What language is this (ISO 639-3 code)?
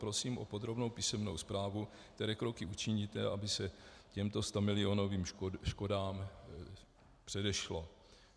ces